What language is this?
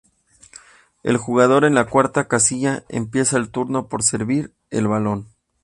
Spanish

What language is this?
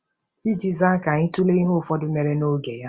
Igbo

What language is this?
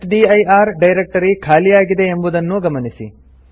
Kannada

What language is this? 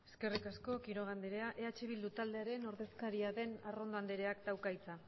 Basque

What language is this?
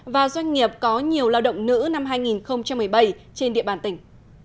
Vietnamese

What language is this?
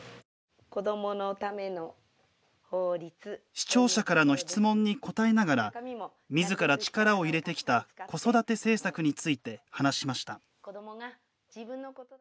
Japanese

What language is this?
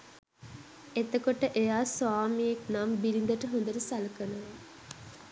Sinhala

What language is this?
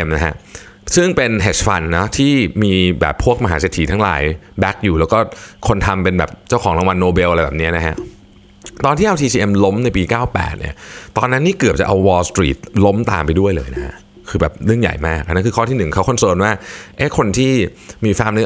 Thai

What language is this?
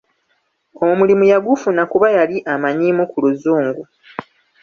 Ganda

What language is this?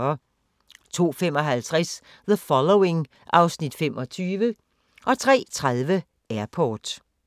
Danish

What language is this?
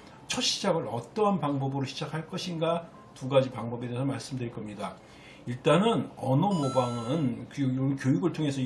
Korean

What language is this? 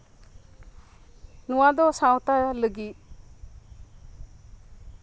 Santali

